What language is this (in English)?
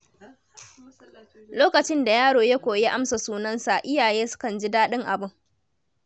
Hausa